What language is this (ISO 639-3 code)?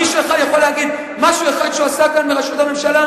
heb